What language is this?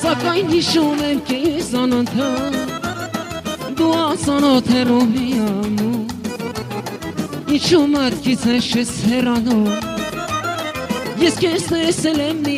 Turkish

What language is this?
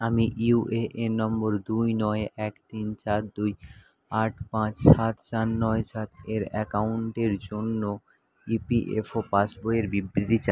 Bangla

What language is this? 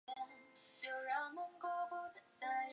Chinese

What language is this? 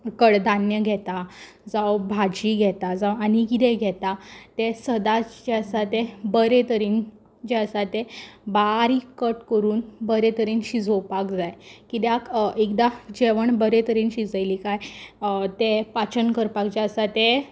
Konkani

